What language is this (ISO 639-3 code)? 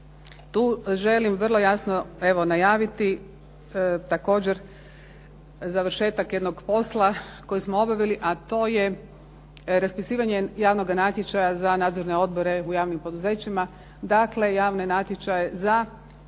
hrv